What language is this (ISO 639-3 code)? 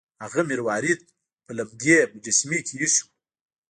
pus